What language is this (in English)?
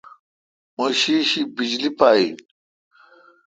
Kalkoti